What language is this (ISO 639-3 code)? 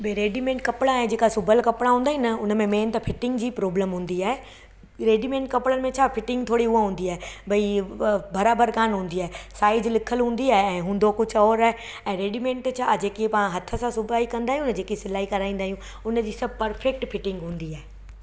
snd